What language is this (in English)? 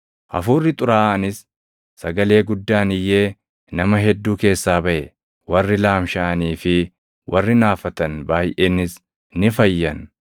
Oromo